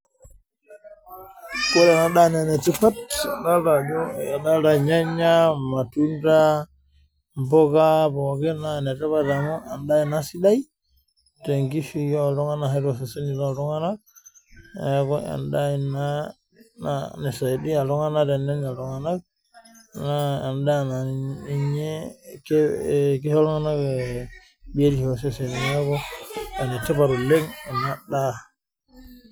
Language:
Masai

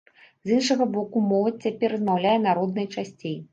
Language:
Belarusian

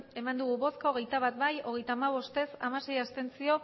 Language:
Basque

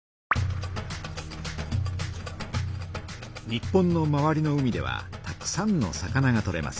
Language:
Japanese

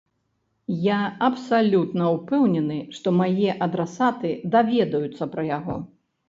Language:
Belarusian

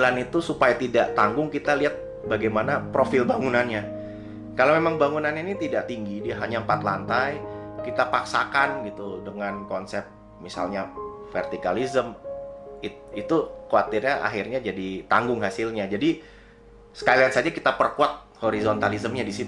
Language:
Indonesian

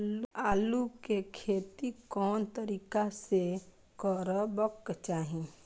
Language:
Maithili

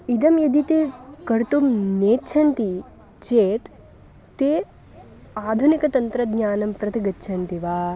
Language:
Sanskrit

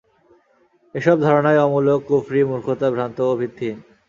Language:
Bangla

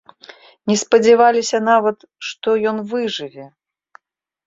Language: Belarusian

